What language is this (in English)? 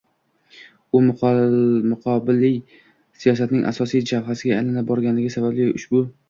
Uzbek